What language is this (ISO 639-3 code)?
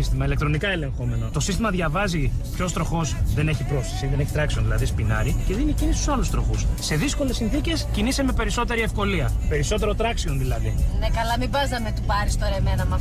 ell